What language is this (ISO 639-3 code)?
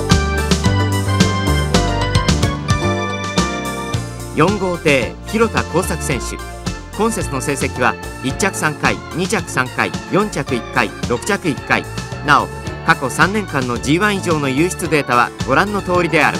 jpn